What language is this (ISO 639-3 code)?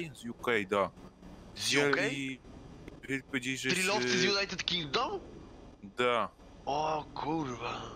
pol